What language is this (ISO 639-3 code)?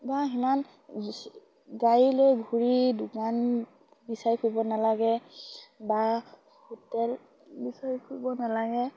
asm